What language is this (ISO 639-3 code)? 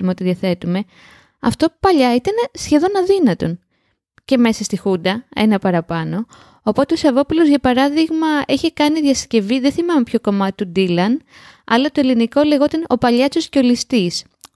ell